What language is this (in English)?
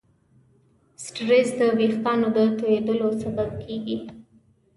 Pashto